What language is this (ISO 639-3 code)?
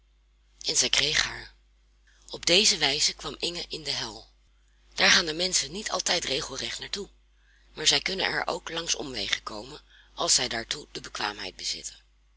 nld